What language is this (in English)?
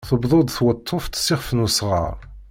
Kabyle